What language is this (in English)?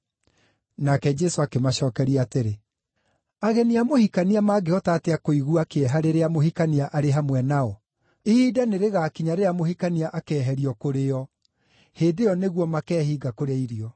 Kikuyu